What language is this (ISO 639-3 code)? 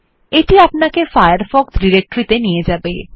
ben